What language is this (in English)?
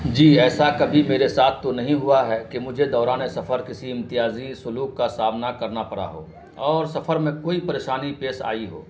Urdu